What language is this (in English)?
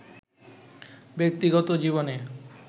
Bangla